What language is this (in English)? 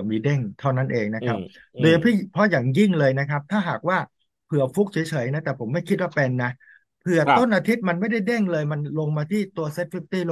Thai